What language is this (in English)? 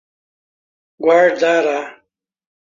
Portuguese